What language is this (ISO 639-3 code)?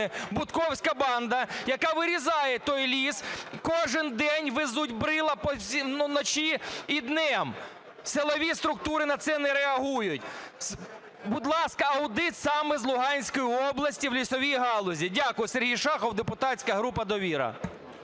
ukr